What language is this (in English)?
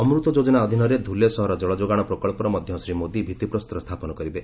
Odia